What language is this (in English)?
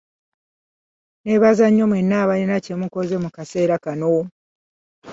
Ganda